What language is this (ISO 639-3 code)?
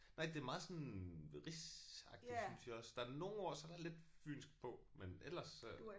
dan